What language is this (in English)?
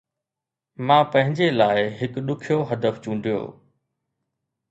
Sindhi